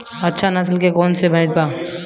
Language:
Bhojpuri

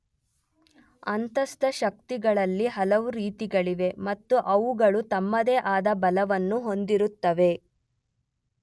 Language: Kannada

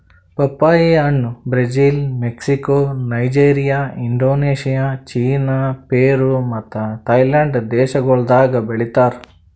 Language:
Kannada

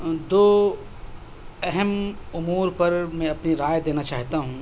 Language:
Urdu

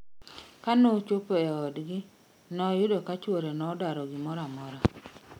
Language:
Luo (Kenya and Tanzania)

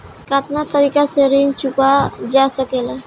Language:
Bhojpuri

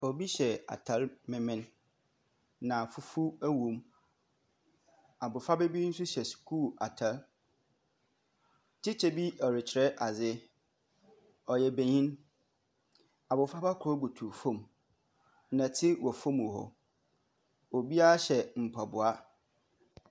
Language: Akan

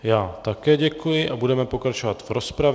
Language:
Czech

